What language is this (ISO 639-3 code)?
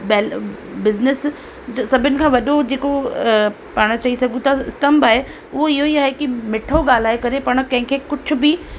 snd